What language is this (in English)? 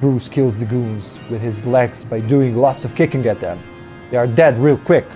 English